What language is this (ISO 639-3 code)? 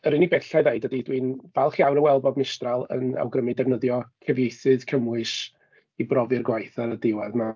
cym